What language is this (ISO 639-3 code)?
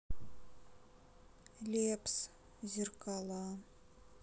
rus